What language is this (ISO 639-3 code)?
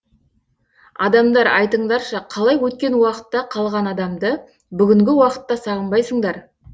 kaz